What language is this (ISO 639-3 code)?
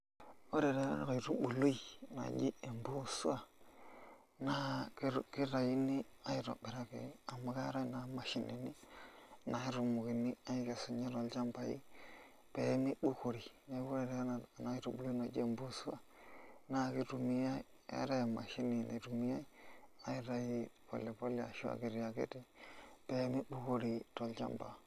mas